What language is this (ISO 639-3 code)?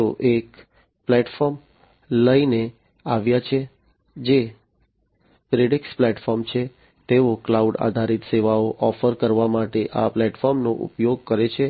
guj